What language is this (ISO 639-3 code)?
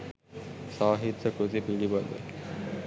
sin